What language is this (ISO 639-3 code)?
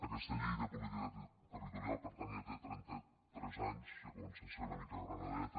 cat